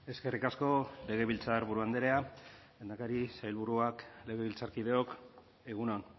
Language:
Basque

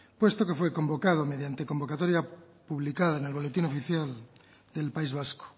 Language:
Spanish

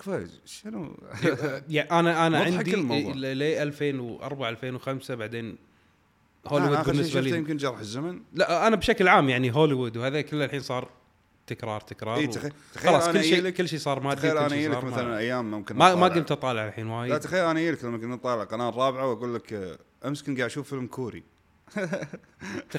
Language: Arabic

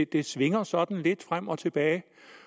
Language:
Danish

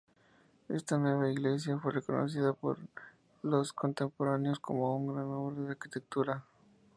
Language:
Spanish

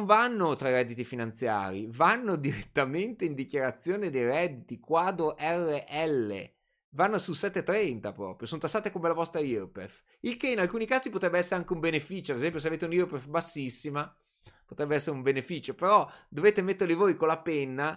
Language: Italian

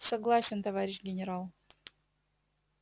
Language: Russian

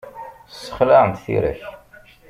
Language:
Kabyle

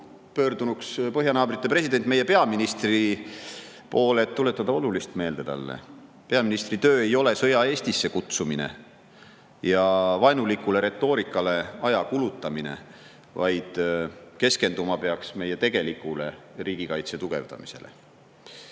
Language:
Estonian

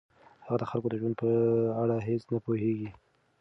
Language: Pashto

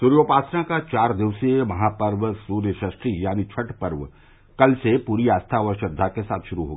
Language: Hindi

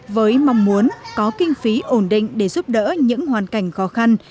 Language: Vietnamese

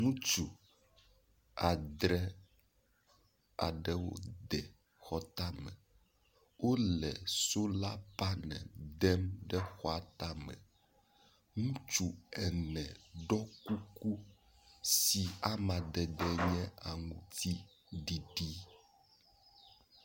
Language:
Ewe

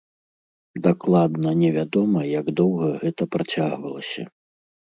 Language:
Belarusian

